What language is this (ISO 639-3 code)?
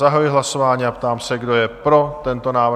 ces